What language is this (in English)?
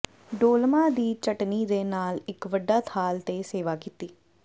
Punjabi